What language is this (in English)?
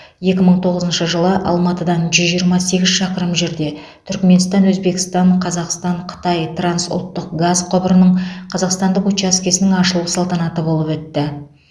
Kazakh